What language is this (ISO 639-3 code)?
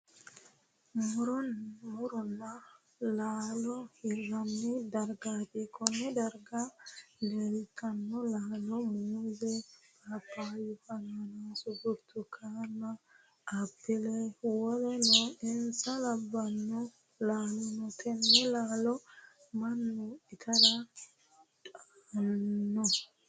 sid